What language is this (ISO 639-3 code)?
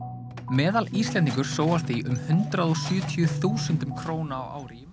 isl